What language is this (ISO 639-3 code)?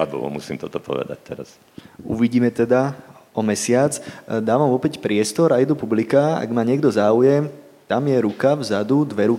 slk